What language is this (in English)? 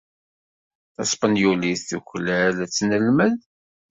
Kabyle